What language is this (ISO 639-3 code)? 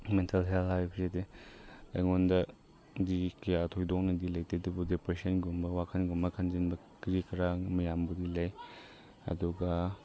mni